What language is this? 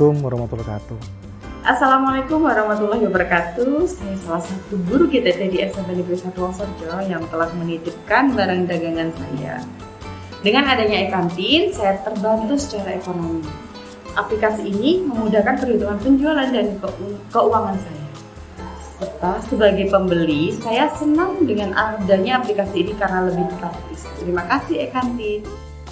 Indonesian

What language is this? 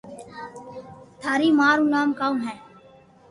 Loarki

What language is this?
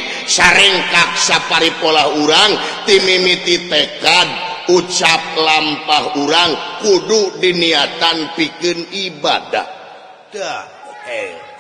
Indonesian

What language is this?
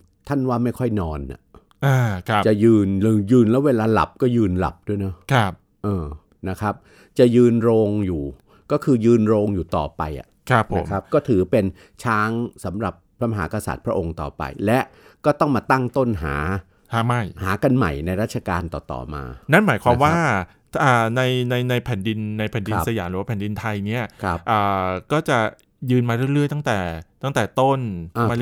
Thai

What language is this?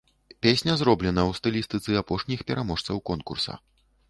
Belarusian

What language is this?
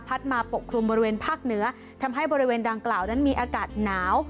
Thai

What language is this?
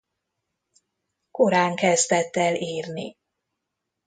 Hungarian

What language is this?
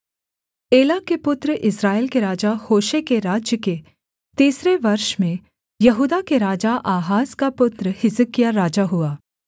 Hindi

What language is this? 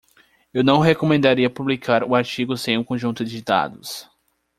Portuguese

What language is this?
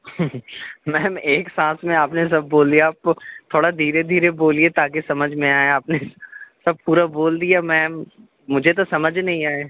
Urdu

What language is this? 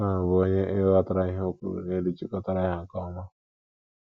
Igbo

